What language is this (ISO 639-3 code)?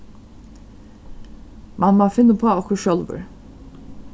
fao